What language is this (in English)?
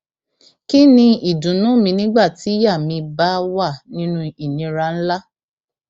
Yoruba